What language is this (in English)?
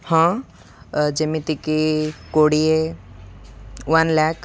Odia